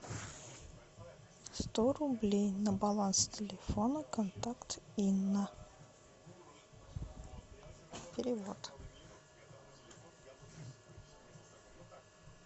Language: Russian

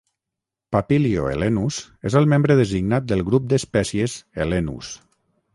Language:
Catalan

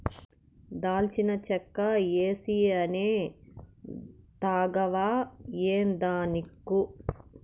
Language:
Telugu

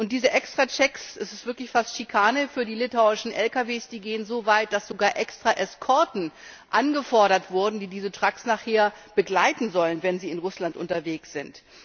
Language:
German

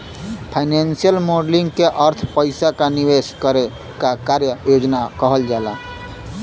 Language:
Bhojpuri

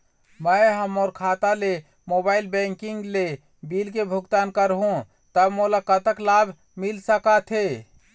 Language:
Chhattisgarhi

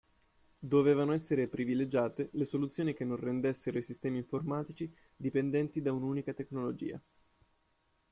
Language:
Italian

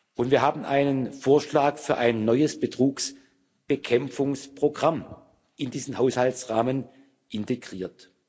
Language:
German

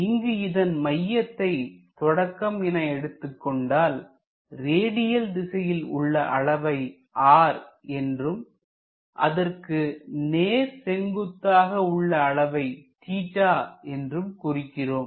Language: Tamil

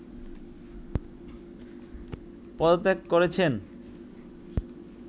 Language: Bangla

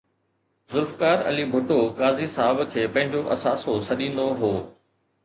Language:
Sindhi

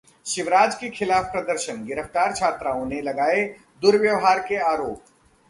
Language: Hindi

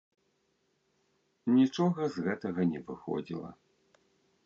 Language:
Belarusian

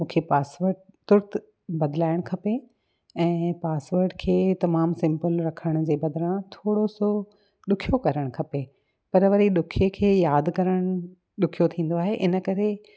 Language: Sindhi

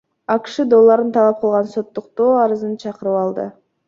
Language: Kyrgyz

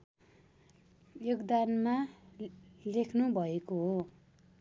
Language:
Nepali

